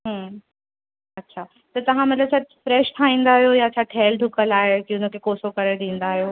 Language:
Sindhi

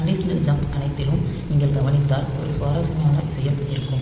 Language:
Tamil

